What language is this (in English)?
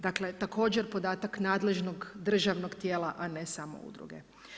Croatian